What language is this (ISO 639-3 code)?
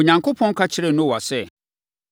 aka